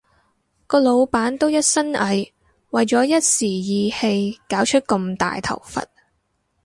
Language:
Cantonese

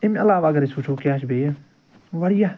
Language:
Kashmiri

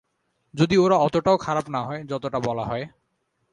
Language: Bangla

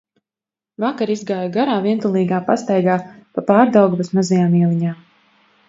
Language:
Latvian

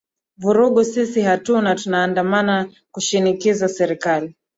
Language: Swahili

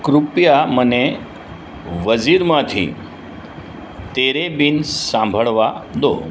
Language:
Gujarati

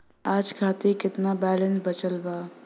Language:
Bhojpuri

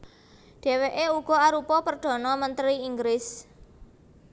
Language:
Javanese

